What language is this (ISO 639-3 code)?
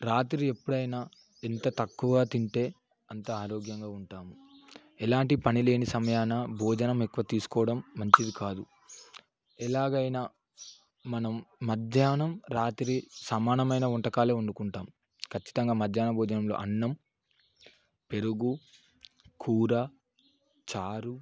tel